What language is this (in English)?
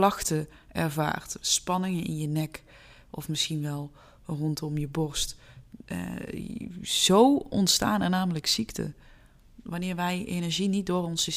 Dutch